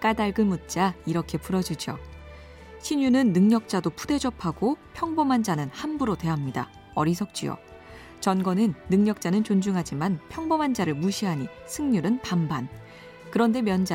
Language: Korean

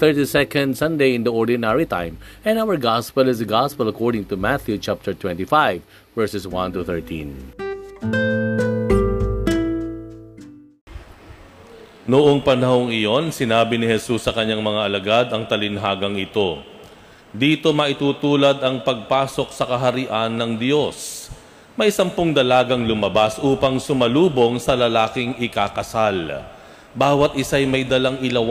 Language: Filipino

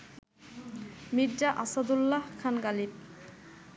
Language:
Bangla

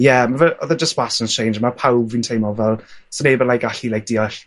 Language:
Welsh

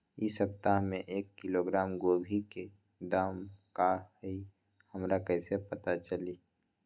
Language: Magahi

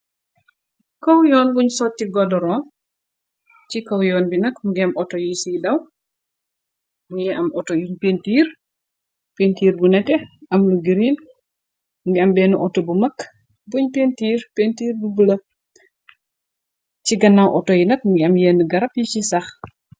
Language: Wolof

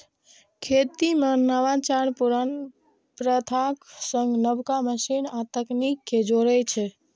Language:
Maithili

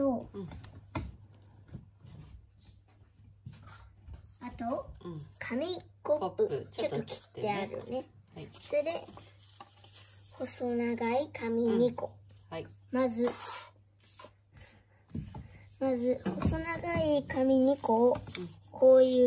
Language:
Japanese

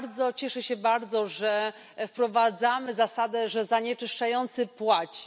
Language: Polish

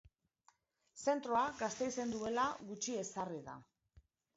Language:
Basque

